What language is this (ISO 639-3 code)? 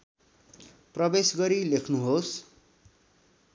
nep